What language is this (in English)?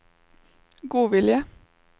Norwegian